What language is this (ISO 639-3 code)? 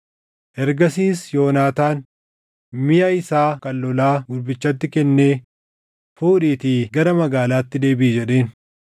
orm